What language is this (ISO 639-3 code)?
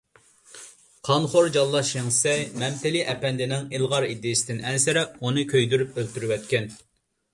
uig